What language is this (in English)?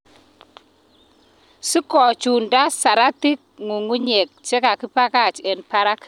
Kalenjin